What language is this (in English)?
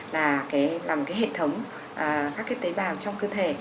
Vietnamese